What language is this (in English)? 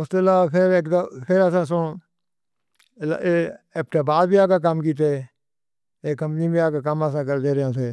Northern Hindko